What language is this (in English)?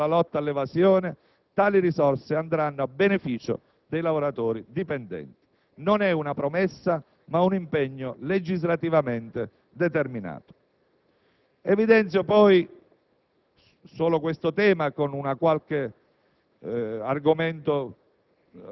Italian